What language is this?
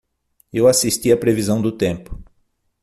Portuguese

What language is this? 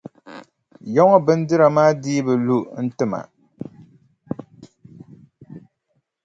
Dagbani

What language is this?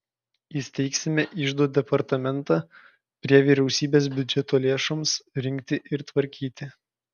Lithuanian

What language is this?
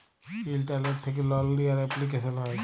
Bangla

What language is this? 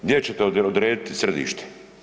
Croatian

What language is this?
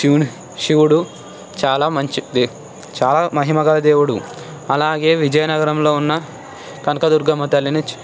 Telugu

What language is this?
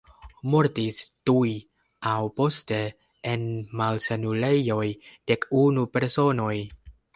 Esperanto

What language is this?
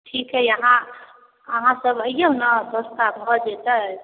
Maithili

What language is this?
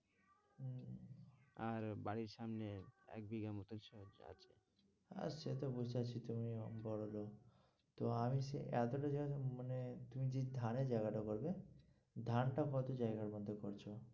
Bangla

